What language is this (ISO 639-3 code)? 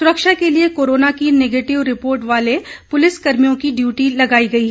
hin